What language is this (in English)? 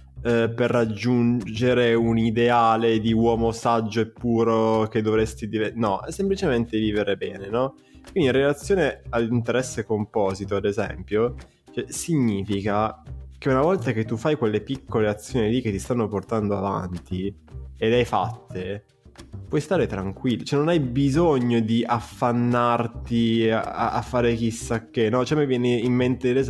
Italian